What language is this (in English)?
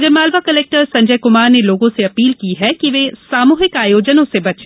Hindi